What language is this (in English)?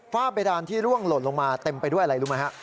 Thai